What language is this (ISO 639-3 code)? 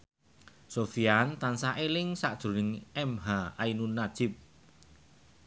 jav